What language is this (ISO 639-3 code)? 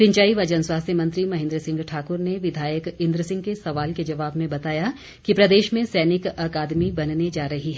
hin